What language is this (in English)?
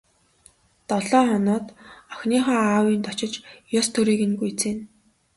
Mongolian